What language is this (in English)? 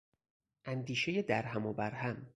Persian